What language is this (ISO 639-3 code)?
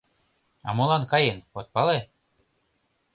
chm